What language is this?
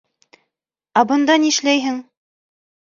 Bashkir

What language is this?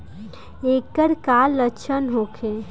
Bhojpuri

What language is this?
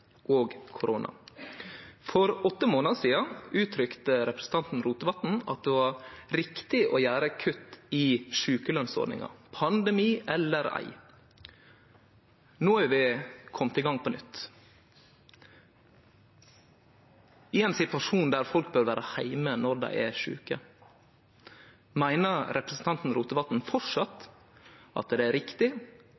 Norwegian Nynorsk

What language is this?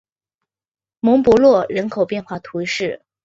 Chinese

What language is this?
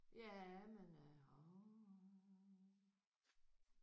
Danish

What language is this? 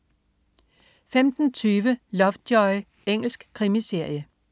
Danish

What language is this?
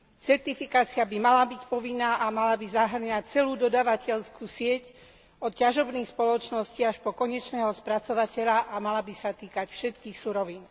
Slovak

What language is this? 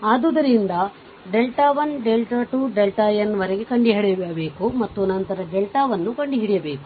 Kannada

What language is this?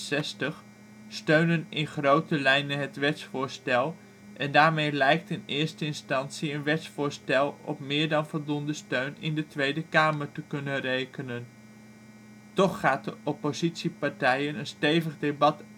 Dutch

